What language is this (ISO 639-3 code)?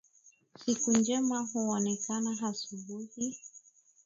swa